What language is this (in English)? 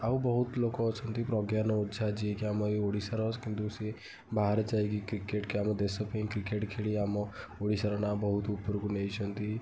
Odia